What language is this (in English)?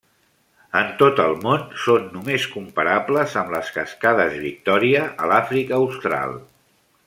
Catalan